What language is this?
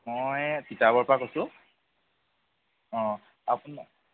Assamese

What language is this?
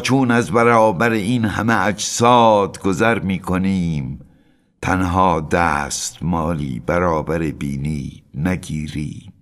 Persian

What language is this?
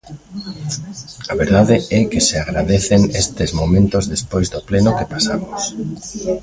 Galician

